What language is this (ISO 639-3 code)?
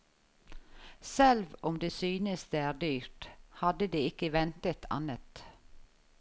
nor